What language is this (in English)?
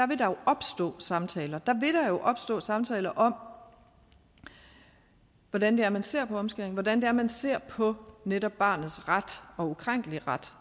Danish